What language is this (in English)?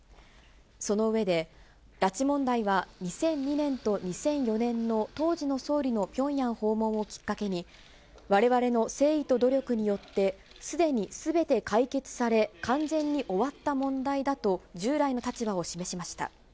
Japanese